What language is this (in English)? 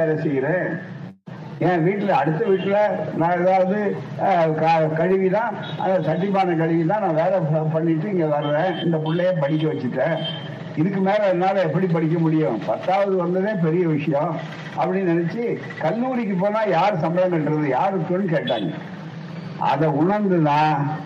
Tamil